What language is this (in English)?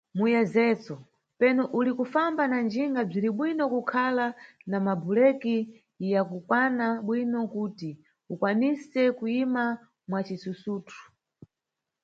Nyungwe